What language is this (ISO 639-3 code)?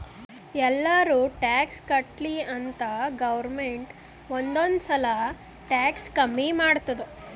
kan